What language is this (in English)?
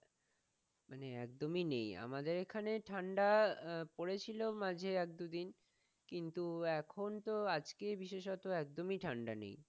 Bangla